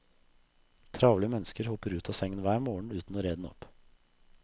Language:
Norwegian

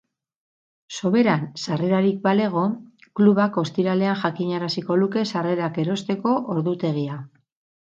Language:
Basque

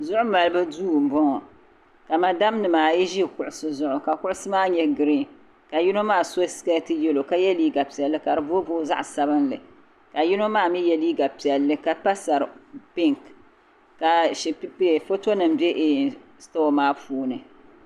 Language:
Dagbani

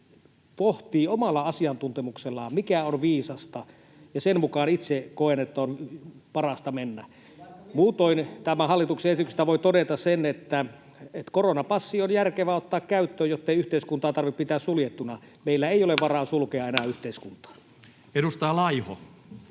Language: Finnish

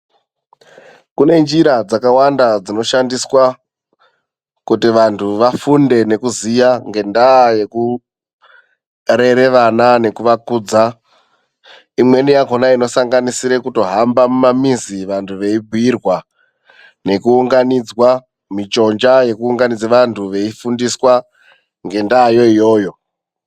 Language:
Ndau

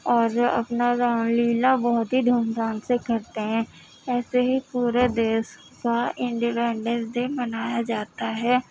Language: Urdu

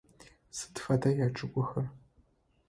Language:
Adyghe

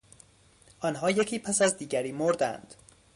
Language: Persian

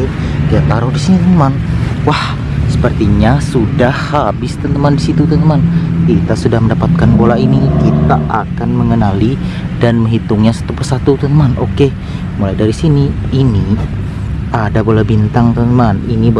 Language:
Indonesian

